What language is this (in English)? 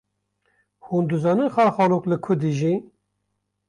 Kurdish